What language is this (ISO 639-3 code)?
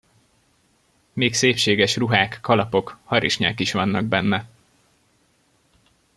hun